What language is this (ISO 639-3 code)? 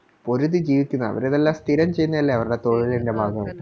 mal